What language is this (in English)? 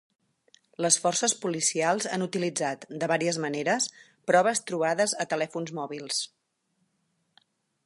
Catalan